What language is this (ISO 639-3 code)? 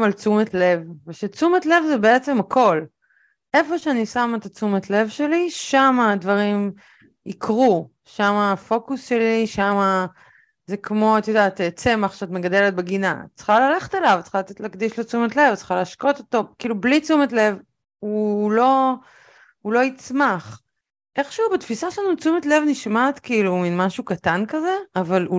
heb